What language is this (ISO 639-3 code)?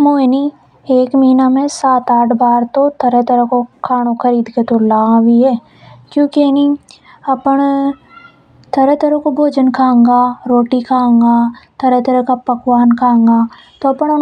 hoj